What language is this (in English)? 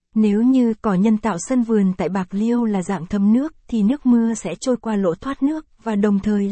Vietnamese